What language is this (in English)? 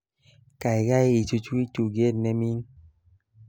Kalenjin